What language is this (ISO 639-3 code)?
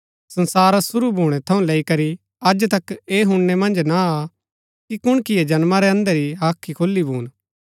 gbk